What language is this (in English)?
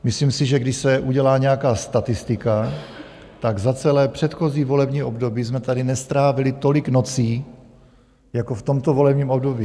Czech